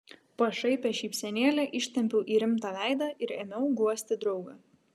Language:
Lithuanian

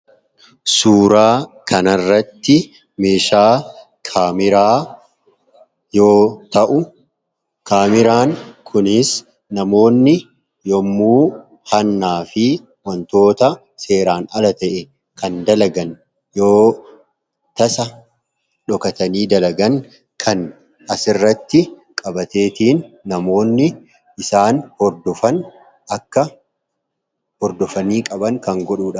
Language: Oromo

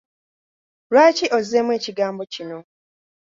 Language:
Ganda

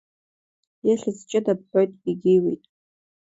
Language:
Abkhazian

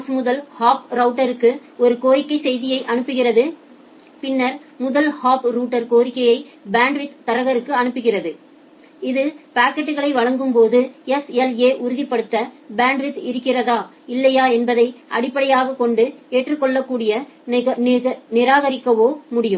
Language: Tamil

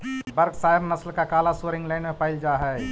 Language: Magahi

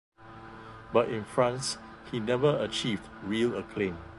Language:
English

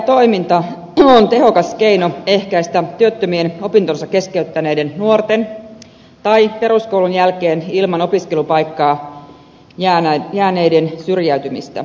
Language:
Finnish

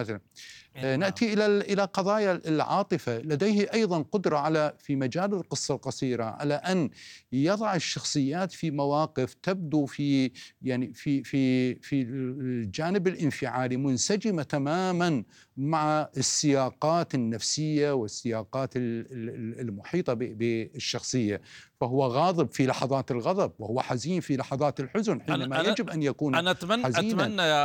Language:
Arabic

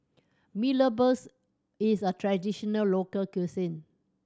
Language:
English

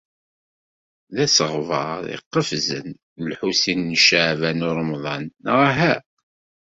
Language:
Kabyle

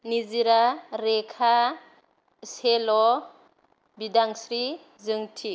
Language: Bodo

